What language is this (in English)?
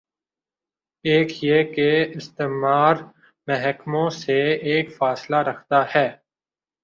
Urdu